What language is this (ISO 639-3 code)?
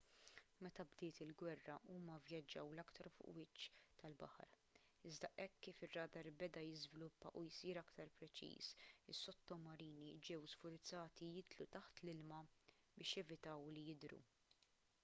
mlt